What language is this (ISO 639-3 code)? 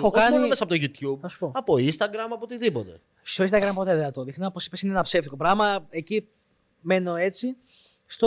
ell